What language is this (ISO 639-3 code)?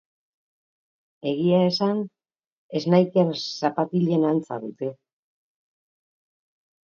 eus